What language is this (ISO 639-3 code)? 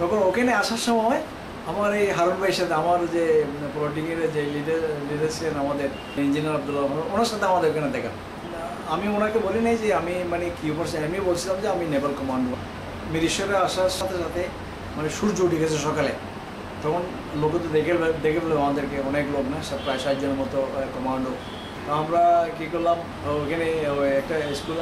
hin